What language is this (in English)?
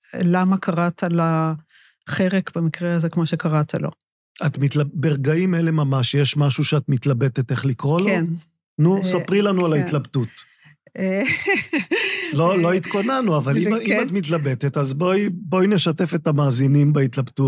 Hebrew